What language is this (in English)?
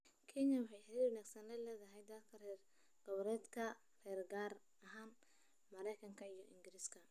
Somali